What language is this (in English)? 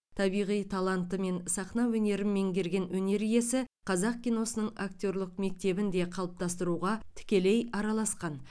Kazakh